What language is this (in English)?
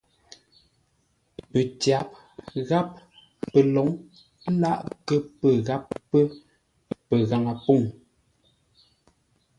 Ngombale